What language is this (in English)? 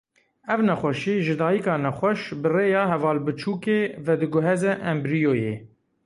Kurdish